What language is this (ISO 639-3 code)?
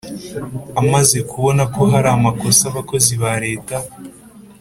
kin